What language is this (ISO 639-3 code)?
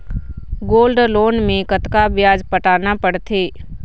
hne